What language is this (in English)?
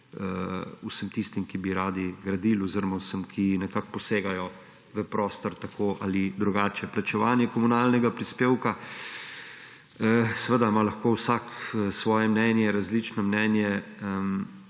Slovenian